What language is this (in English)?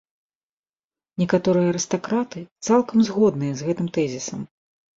Belarusian